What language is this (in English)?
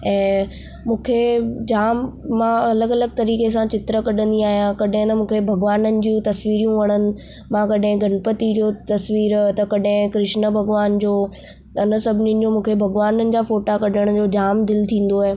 Sindhi